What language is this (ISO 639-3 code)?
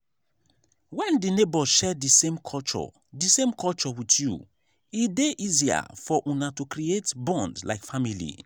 pcm